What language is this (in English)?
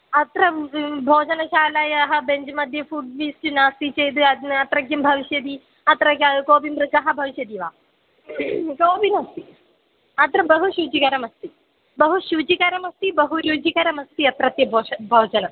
Sanskrit